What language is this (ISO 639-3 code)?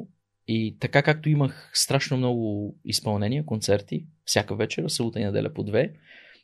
bul